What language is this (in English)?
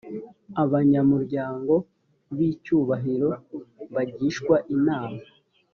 Kinyarwanda